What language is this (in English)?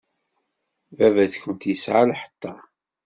Kabyle